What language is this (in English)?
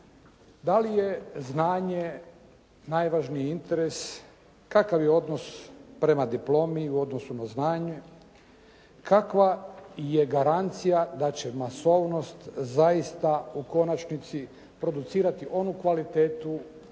Croatian